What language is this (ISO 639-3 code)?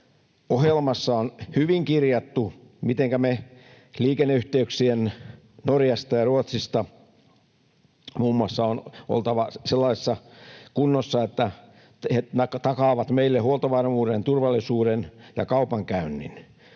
fin